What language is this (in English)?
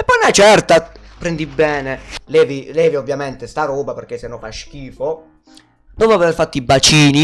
Italian